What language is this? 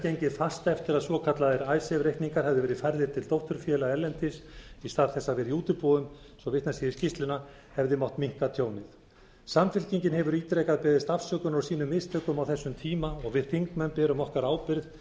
Icelandic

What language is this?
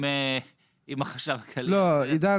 Hebrew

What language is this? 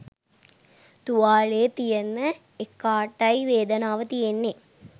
Sinhala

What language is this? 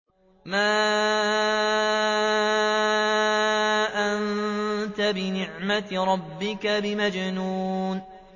Arabic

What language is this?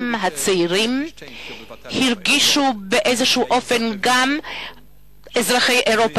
Hebrew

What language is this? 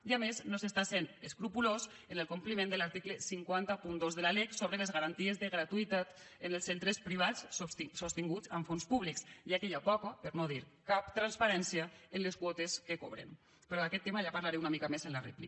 Catalan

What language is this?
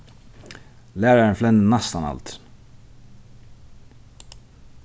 Faroese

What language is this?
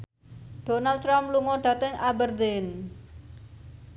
Javanese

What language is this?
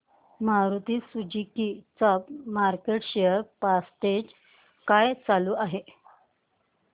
Marathi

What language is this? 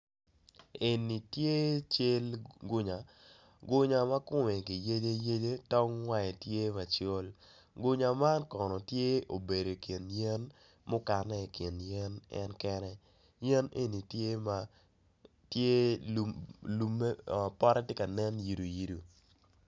Acoli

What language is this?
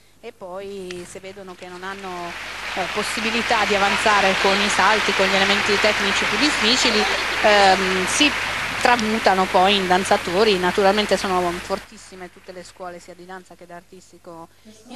Italian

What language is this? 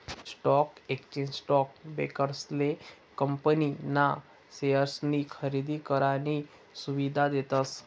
Marathi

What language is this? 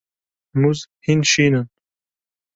Kurdish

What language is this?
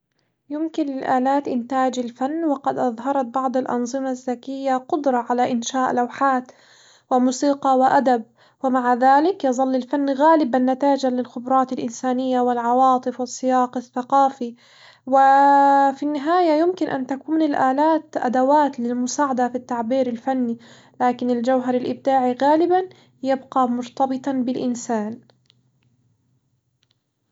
Hijazi Arabic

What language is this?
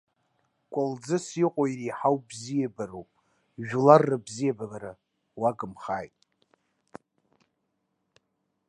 Abkhazian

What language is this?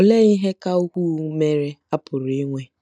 Igbo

